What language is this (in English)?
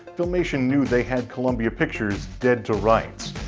English